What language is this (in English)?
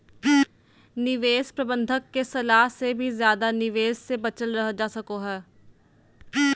Magahi